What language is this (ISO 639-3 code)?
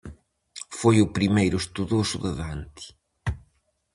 glg